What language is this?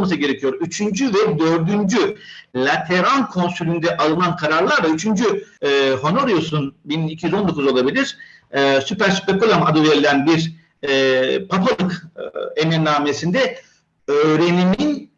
Turkish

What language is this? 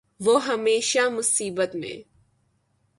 Urdu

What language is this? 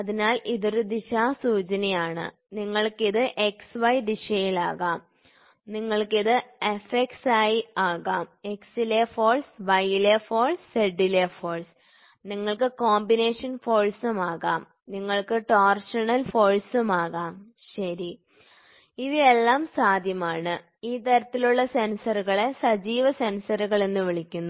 Malayalam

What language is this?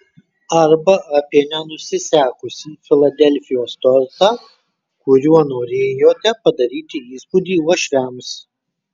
Lithuanian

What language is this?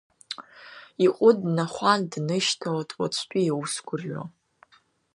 Abkhazian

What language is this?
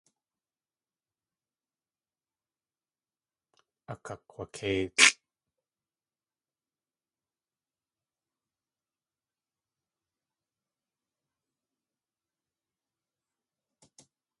Tlingit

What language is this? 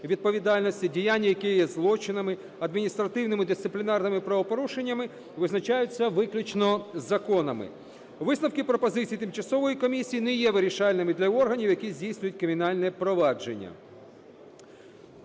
Ukrainian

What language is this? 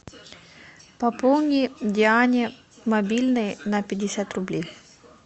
Russian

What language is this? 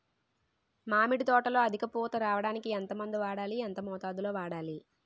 Telugu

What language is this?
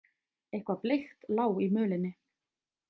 Icelandic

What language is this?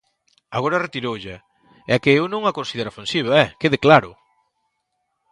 Galician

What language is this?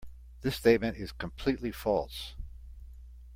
English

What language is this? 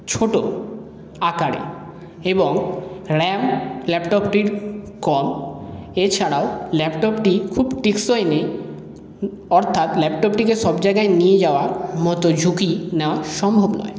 Bangla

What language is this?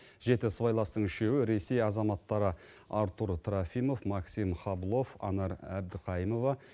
Kazakh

